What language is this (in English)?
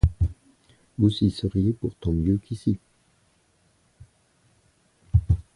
French